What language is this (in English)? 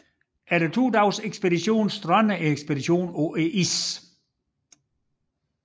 Danish